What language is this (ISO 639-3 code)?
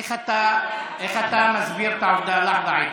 heb